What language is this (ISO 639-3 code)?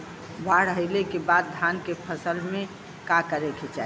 bho